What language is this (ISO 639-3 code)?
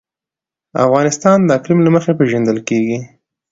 pus